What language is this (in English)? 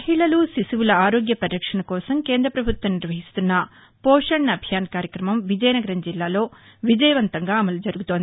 Telugu